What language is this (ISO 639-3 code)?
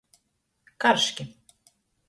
ltg